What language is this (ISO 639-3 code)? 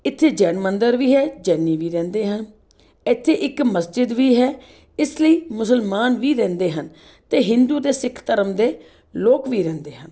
pan